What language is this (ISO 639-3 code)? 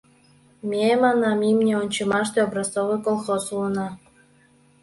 chm